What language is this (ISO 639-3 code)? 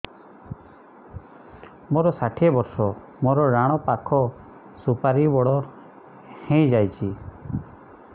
ori